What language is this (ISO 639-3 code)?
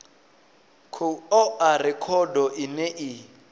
ven